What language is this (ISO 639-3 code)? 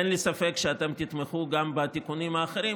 heb